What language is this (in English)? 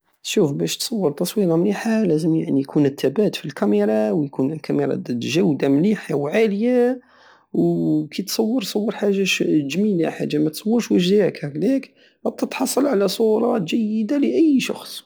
Algerian Saharan Arabic